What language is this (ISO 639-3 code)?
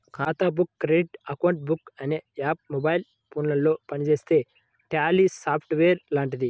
tel